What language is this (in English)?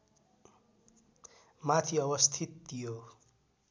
Nepali